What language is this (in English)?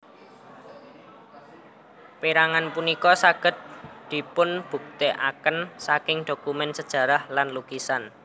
Javanese